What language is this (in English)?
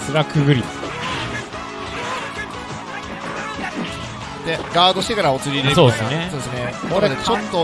Japanese